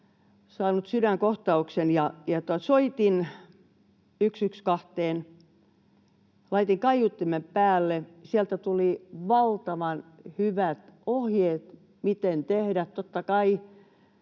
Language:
Finnish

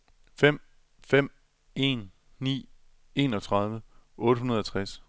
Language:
Danish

